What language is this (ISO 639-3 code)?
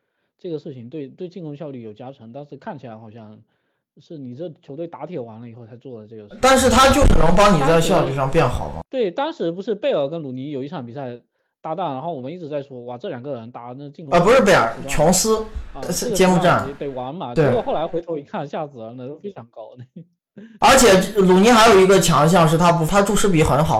zho